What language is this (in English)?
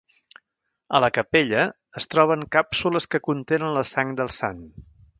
Catalan